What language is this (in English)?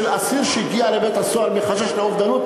Hebrew